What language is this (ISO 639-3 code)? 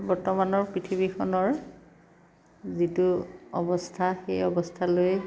asm